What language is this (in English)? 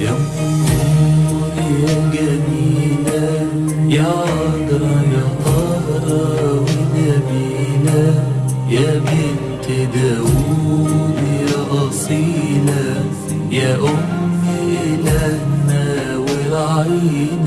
Arabic